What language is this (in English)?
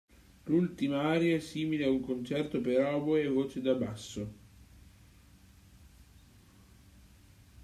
Italian